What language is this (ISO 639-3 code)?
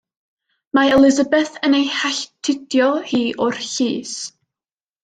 cym